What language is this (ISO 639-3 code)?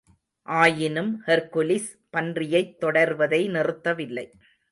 tam